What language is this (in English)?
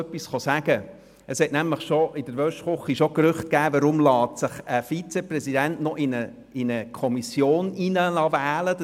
Swiss German